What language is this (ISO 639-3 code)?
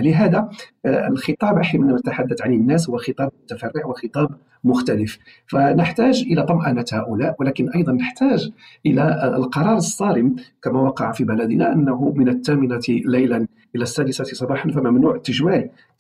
ara